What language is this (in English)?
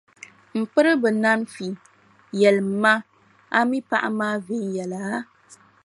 Dagbani